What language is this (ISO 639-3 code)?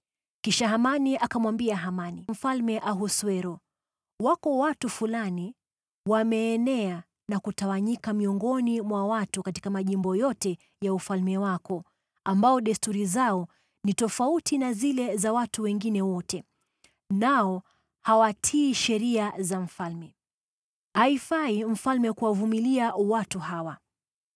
swa